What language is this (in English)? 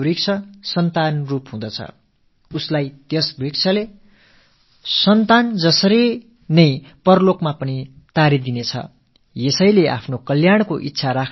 Tamil